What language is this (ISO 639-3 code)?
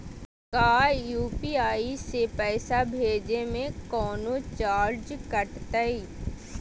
mag